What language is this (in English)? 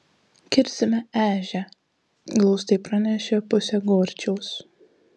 Lithuanian